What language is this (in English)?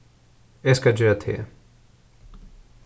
Faroese